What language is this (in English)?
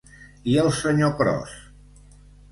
Catalan